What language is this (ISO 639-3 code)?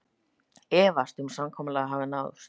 isl